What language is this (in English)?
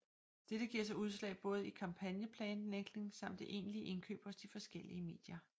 Danish